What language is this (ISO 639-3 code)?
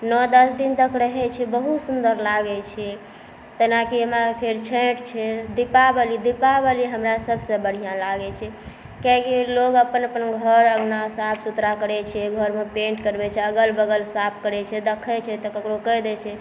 mai